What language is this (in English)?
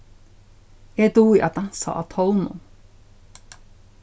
Faroese